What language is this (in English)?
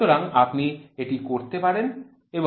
Bangla